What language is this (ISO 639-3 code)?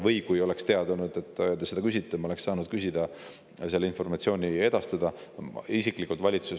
est